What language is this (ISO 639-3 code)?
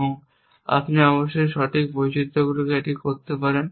ben